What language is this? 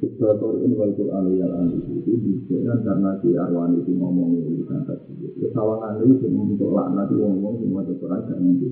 Indonesian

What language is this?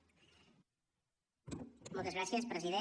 Catalan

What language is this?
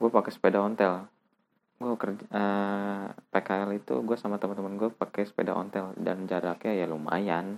Indonesian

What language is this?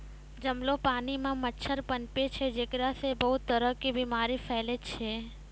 Maithili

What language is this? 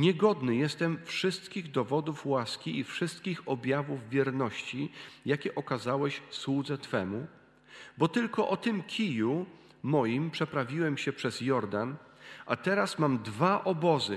Polish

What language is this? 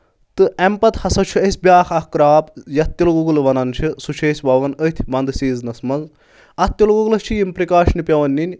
Kashmiri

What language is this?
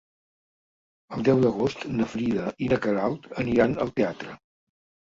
Catalan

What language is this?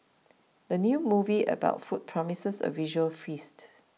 English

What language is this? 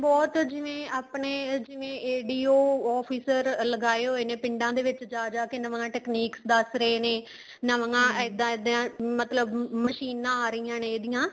Punjabi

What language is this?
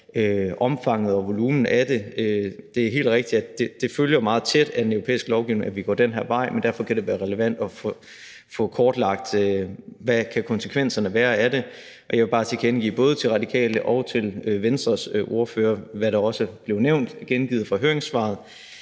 Danish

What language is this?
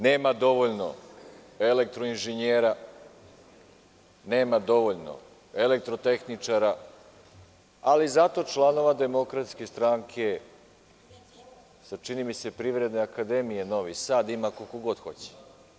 Serbian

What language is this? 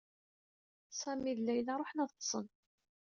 Kabyle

